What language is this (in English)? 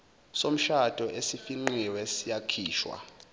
Zulu